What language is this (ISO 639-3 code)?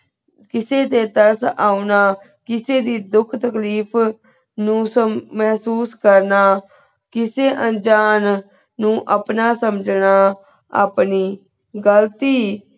pan